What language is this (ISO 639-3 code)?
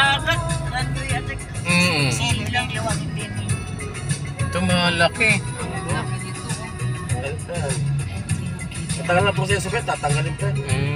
fil